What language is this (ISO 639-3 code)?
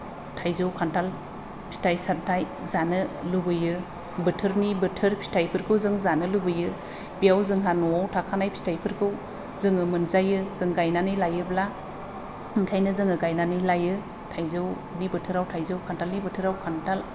brx